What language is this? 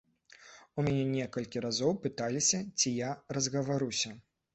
Belarusian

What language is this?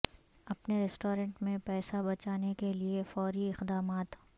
Urdu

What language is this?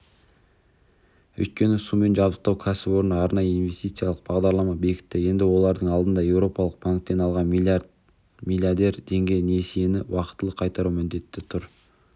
Kazakh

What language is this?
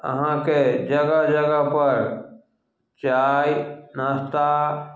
Maithili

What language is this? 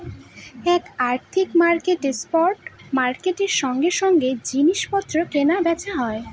Bangla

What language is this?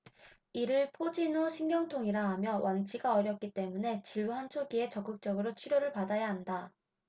Korean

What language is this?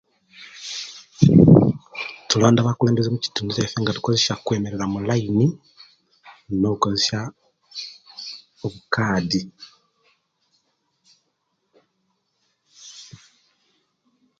Kenyi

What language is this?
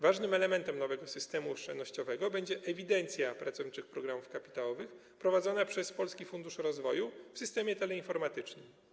Polish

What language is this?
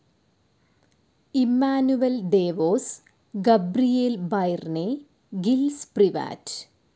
Malayalam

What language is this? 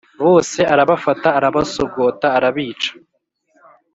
Kinyarwanda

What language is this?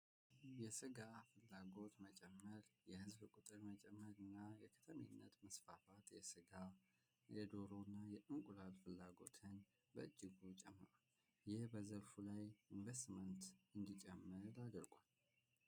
Amharic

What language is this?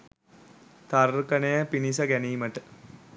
Sinhala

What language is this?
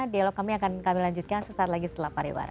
Indonesian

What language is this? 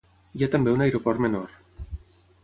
Catalan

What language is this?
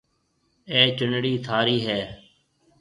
Marwari (Pakistan)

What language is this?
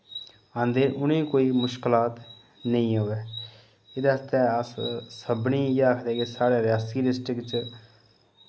Dogri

